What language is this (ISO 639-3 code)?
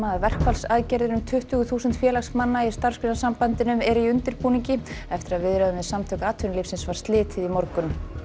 isl